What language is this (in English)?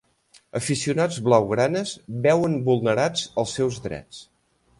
Catalan